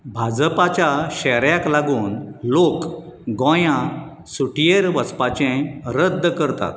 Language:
Konkani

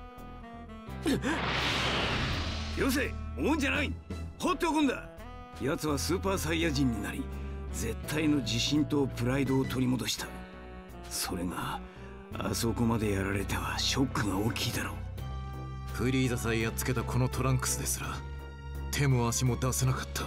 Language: Japanese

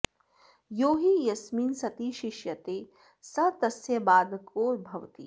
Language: Sanskrit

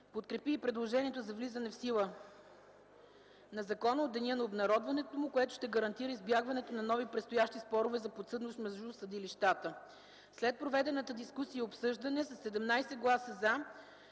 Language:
Bulgarian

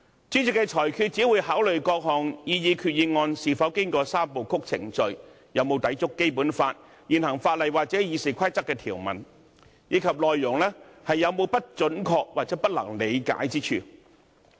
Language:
Cantonese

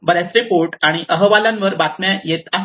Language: Marathi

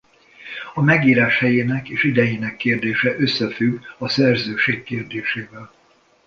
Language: Hungarian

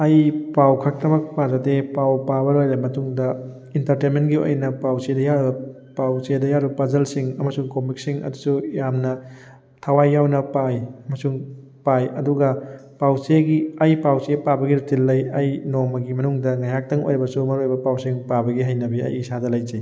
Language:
Manipuri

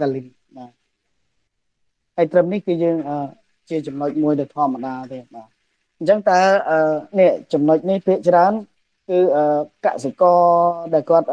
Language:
Vietnamese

